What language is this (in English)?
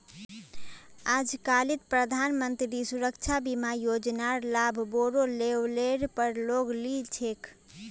Magahi